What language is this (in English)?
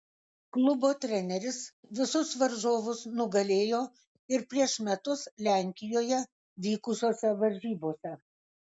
Lithuanian